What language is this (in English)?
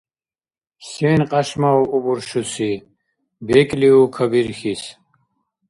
Dargwa